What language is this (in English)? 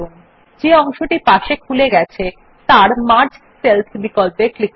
Bangla